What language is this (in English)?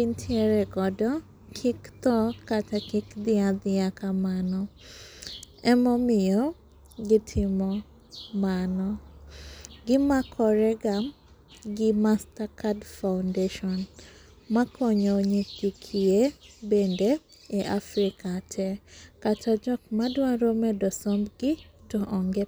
Luo (Kenya and Tanzania)